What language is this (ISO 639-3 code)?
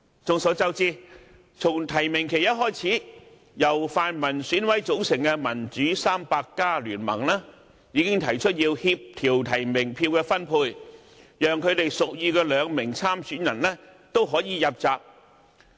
yue